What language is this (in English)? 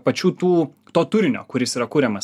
Lithuanian